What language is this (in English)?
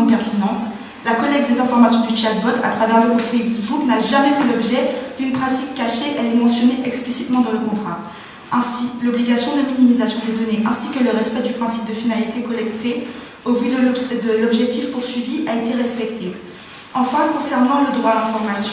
French